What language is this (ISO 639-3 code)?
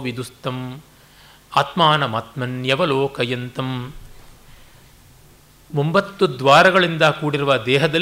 kan